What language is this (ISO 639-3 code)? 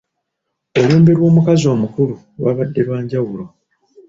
lug